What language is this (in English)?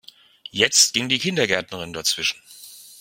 German